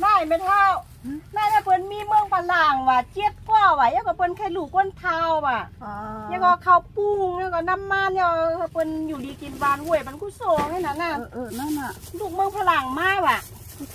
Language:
Thai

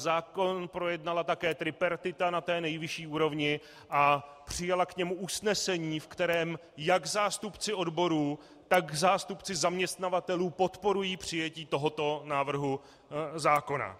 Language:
Czech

